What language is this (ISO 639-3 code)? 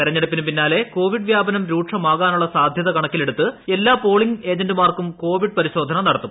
mal